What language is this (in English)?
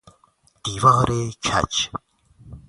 Persian